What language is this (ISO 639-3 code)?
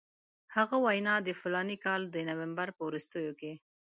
pus